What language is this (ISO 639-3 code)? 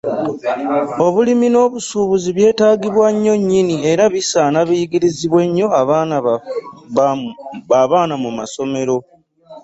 lug